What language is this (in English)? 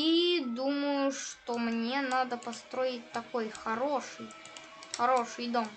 Russian